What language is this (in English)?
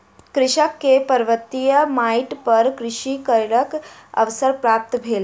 Maithili